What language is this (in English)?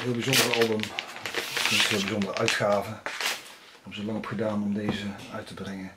Dutch